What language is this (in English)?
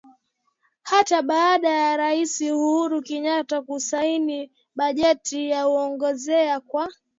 Swahili